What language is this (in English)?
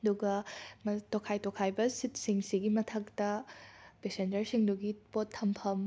Manipuri